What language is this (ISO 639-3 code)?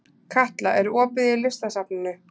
isl